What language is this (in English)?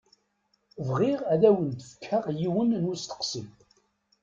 Kabyle